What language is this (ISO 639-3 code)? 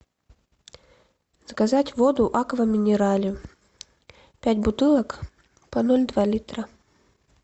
rus